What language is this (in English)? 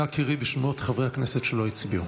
Hebrew